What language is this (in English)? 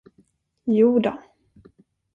Swedish